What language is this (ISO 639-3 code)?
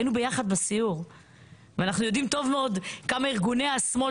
heb